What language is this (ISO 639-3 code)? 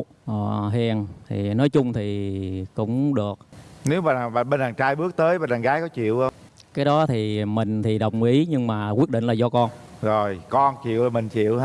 vie